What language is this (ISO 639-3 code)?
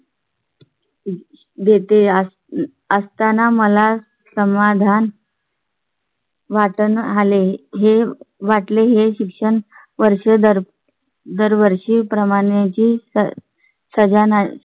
mar